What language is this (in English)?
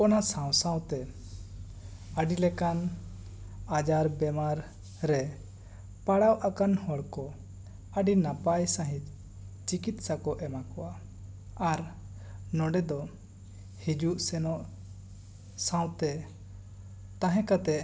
Santali